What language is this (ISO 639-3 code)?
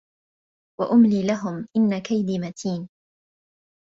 ara